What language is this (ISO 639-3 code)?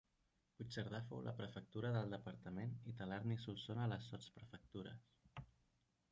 cat